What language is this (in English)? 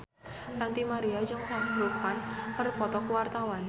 Sundanese